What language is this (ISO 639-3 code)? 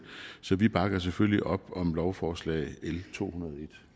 dan